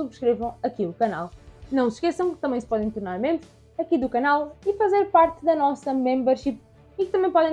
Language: Portuguese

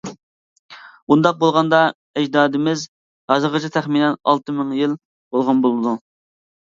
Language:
Uyghur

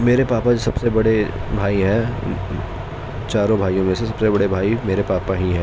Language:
Urdu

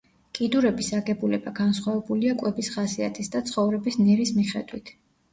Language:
Georgian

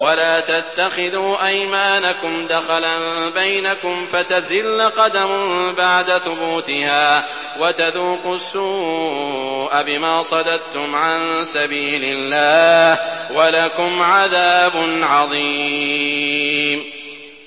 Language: Arabic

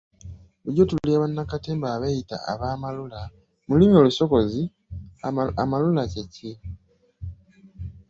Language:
Ganda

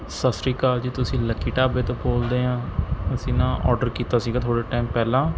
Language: Punjabi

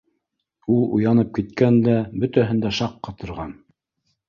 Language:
Bashkir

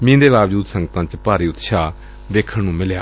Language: Punjabi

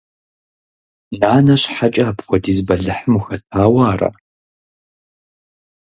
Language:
Kabardian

